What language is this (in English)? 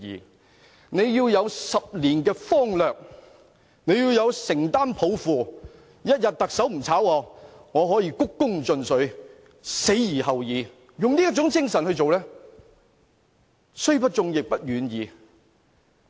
Cantonese